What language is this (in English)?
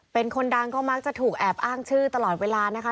Thai